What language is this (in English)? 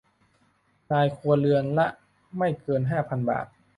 Thai